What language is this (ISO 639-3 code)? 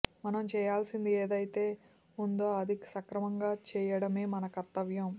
tel